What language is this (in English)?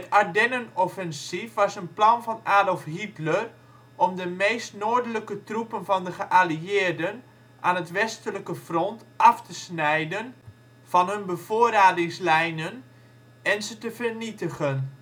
Dutch